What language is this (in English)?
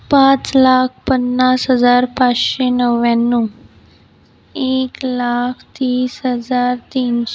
Marathi